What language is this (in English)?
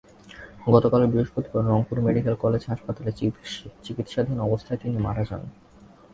Bangla